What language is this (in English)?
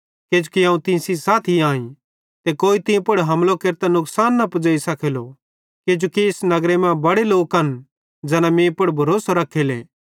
Bhadrawahi